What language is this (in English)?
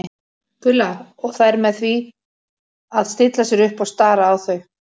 Icelandic